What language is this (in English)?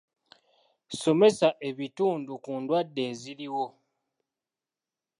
Ganda